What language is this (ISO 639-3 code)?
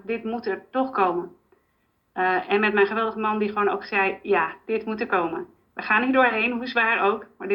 nld